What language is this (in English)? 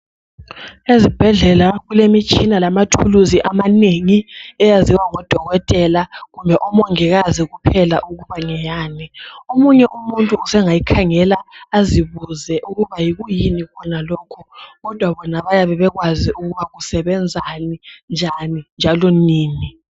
North Ndebele